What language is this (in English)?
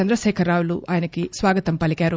Telugu